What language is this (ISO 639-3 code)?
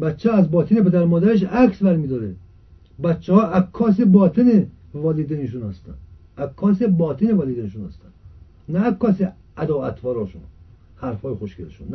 fas